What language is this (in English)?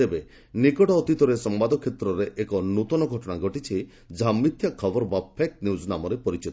Odia